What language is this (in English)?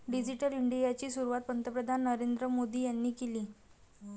Marathi